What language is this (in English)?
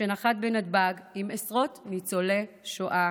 Hebrew